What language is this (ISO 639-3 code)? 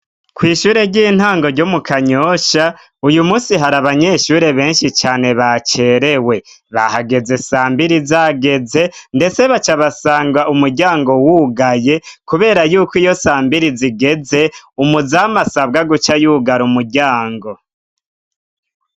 run